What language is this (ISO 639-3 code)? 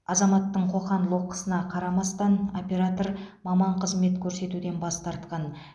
kaz